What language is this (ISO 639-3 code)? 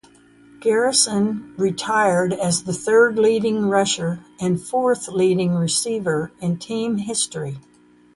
eng